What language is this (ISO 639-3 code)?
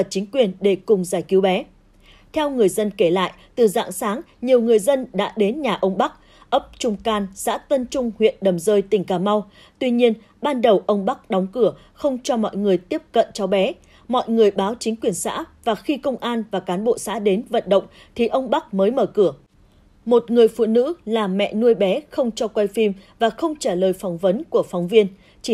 vie